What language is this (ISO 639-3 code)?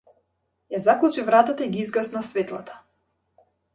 mkd